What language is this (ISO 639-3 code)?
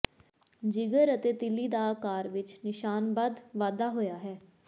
pan